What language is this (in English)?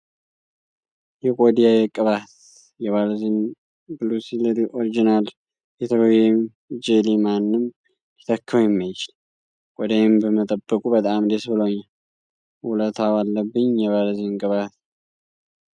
Amharic